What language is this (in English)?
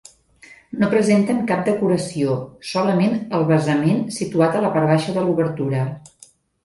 Catalan